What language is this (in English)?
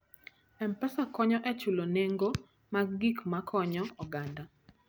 Luo (Kenya and Tanzania)